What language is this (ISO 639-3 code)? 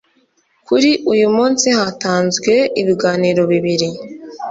kin